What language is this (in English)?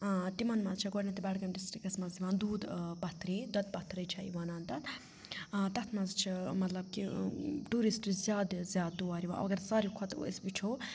Kashmiri